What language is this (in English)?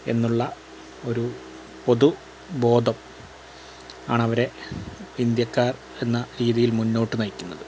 Malayalam